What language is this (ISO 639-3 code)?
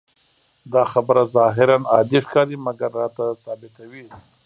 pus